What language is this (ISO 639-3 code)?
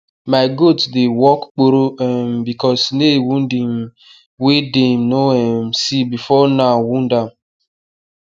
pcm